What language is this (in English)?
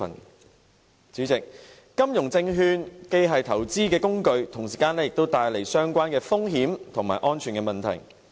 Cantonese